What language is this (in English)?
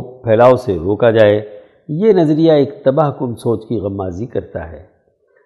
Urdu